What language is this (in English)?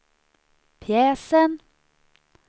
Swedish